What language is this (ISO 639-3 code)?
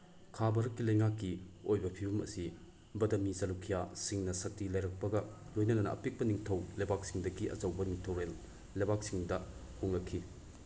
mni